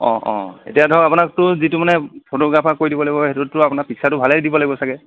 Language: Assamese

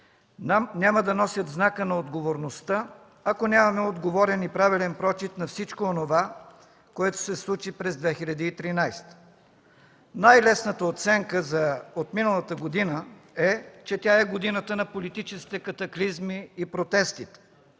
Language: Bulgarian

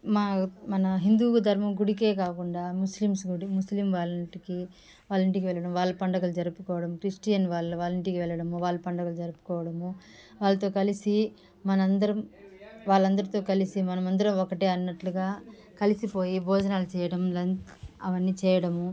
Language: Telugu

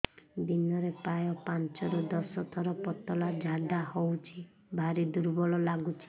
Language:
Odia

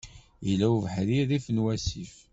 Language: Kabyle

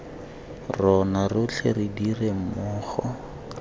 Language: Tswana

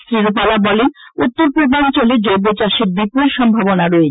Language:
Bangla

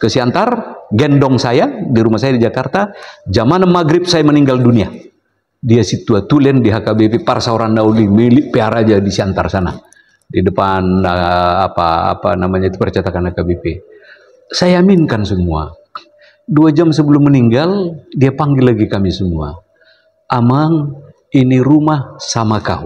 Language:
Indonesian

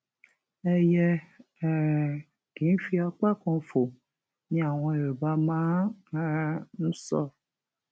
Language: Yoruba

